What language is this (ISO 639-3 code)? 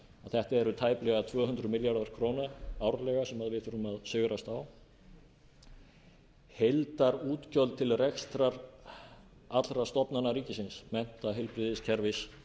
isl